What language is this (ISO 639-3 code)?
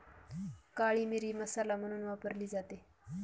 mar